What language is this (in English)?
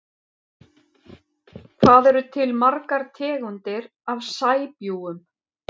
Icelandic